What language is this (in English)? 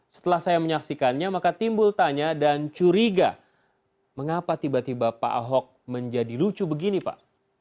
Indonesian